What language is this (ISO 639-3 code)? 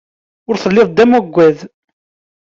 kab